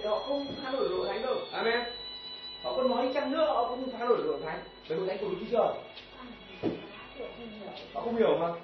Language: Vietnamese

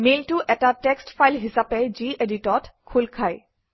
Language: Assamese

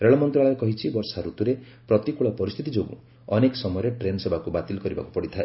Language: Odia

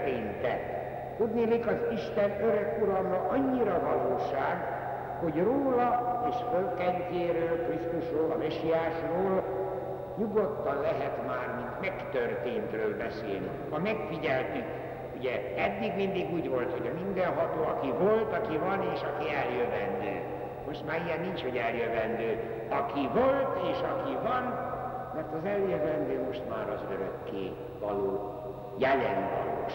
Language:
Hungarian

